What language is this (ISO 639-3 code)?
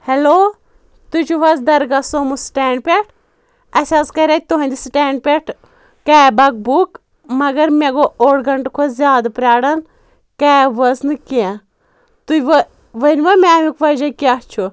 kas